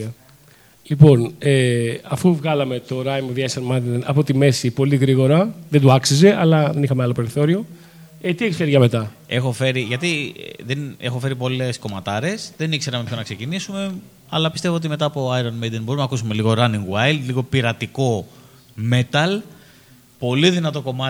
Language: Greek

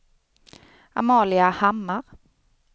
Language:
Swedish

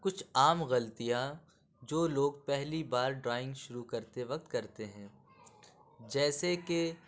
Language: Urdu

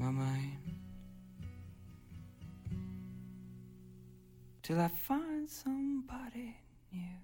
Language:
Chinese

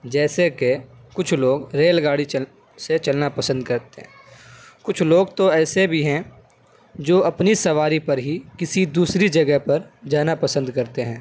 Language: Urdu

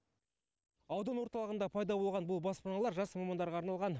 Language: Kazakh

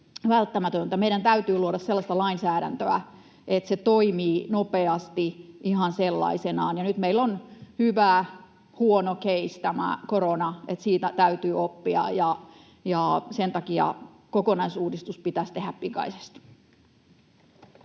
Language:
Finnish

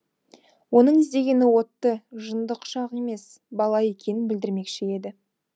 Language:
Kazakh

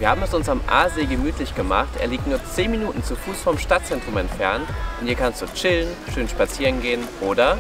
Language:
German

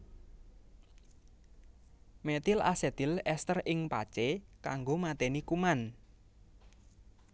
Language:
Javanese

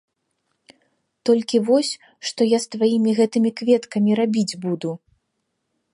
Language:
Belarusian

